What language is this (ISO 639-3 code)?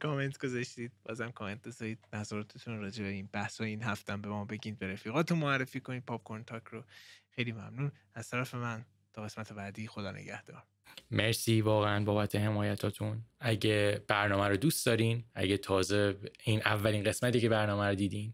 fas